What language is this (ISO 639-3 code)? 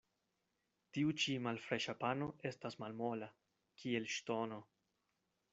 epo